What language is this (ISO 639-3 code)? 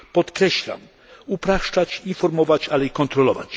pol